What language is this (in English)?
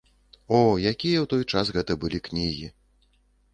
Belarusian